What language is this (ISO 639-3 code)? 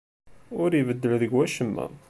kab